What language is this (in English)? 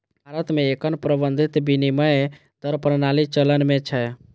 Maithili